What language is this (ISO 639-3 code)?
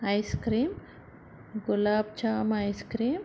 tel